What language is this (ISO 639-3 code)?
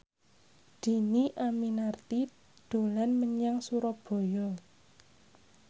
jav